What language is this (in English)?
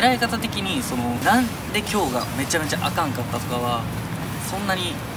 Japanese